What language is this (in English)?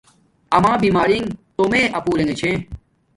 Domaaki